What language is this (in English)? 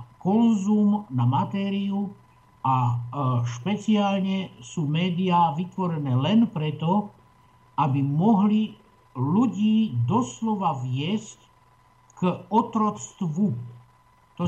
Slovak